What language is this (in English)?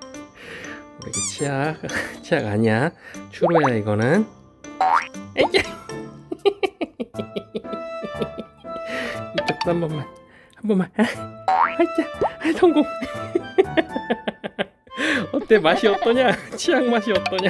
Korean